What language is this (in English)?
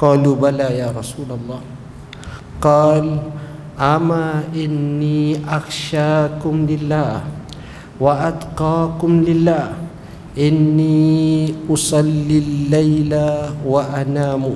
Malay